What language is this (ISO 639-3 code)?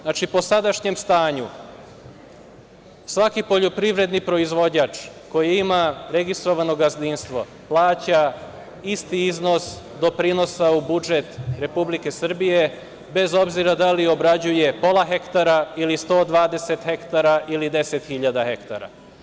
srp